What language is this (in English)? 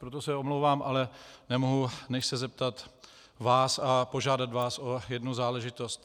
Czech